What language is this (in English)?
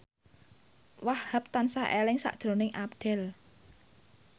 Javanese